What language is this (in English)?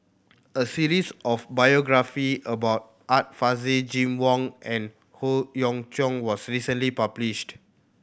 English